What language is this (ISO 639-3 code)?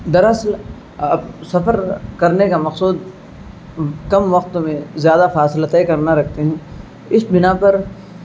urd